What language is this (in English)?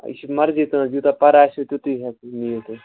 Kashmiri